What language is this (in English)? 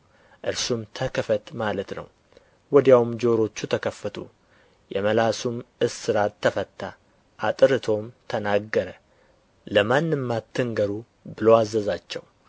Amharic